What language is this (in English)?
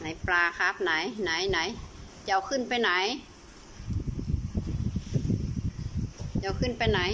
Thai